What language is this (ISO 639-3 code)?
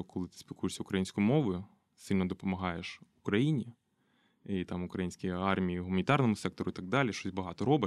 ukr